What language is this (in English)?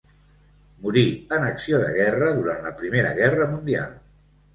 Catalan